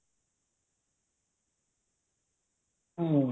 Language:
Odia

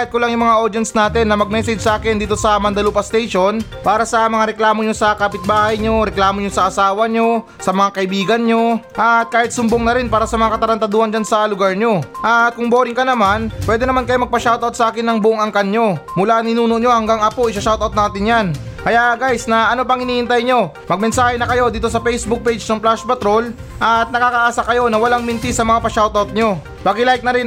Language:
Filipino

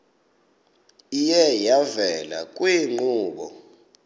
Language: Xhosa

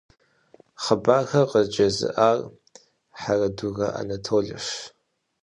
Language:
Kabardian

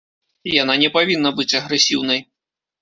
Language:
Belarusian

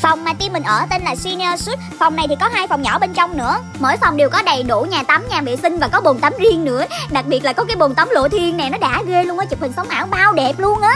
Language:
Vietnamese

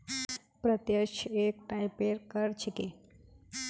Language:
Magahi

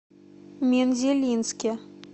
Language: Russian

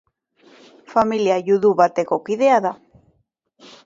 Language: Basque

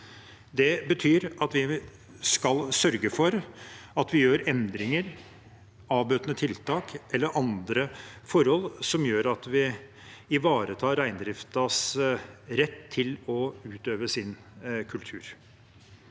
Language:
Norwegian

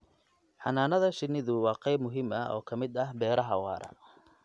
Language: Somali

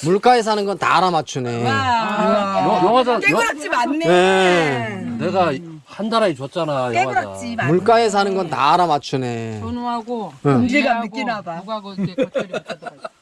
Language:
Korean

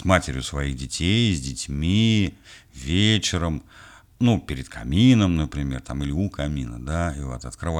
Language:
Russian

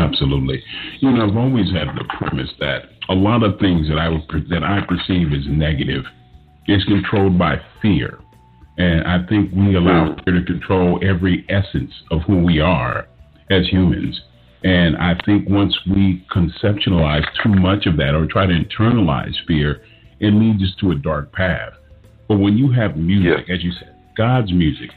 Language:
English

